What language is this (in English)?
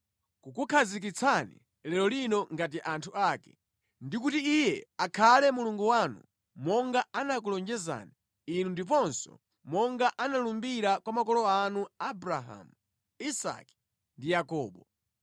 Nyanja